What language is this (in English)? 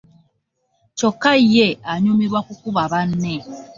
Ganda